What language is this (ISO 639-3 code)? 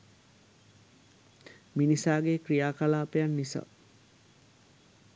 sin